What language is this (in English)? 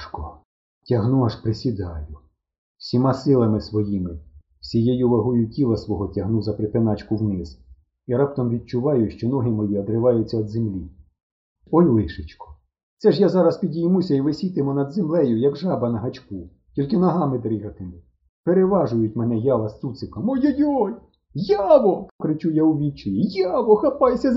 Ukrainian